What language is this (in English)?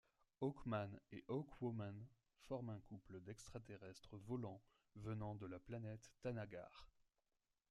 French